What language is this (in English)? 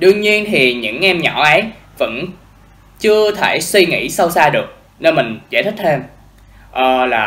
Vietnamese